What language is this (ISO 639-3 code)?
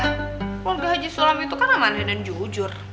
ind